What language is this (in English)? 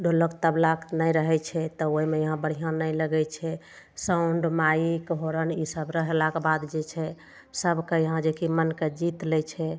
Maithili